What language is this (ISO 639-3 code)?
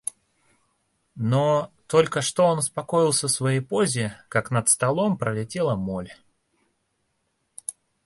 rus